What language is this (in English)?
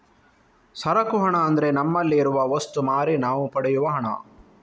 Kannada